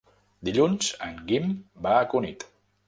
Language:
Catalan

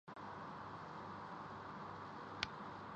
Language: Urdu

